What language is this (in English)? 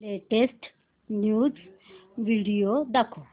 Marathi